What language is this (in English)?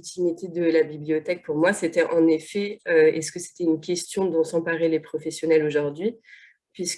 French